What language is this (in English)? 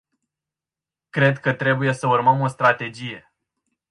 Romanian